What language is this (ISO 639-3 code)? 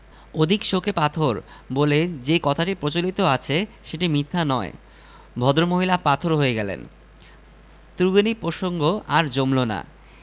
ben